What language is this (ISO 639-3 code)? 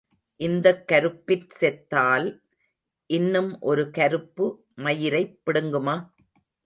tam